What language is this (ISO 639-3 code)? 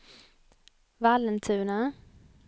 swe